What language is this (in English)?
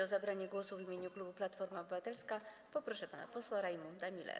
Polish